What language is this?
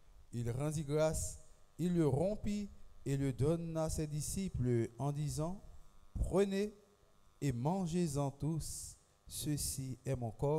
French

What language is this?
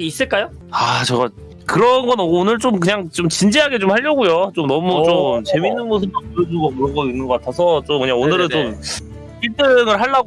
Korean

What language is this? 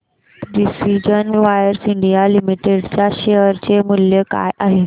Marathi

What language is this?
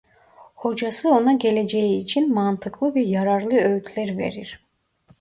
Turkish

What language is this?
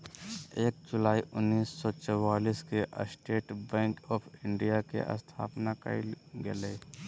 Magahi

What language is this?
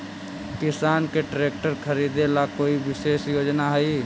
Magahi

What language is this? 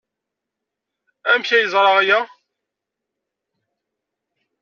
Kabyle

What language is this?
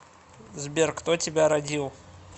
Russian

